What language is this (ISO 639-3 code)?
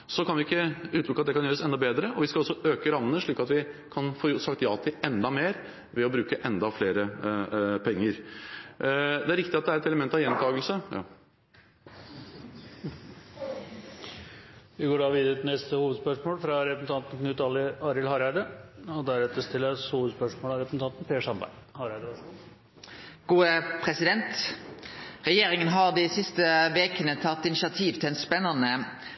nor